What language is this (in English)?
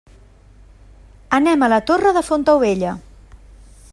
Catalan